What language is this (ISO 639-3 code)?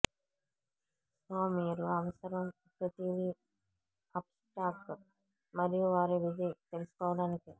tel